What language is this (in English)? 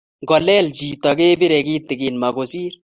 Kalenjin